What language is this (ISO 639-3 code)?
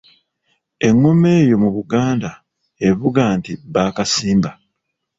lug